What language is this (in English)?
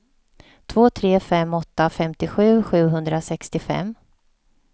Swedish